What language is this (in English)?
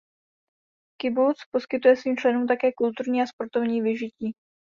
Czech